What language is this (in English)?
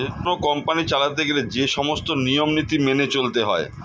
Bangla